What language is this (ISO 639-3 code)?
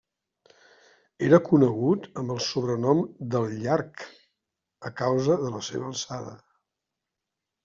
cat